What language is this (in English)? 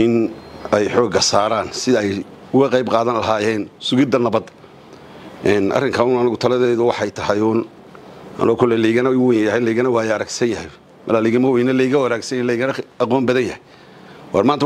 Arabic